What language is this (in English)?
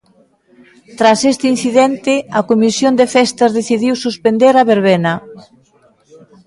Galician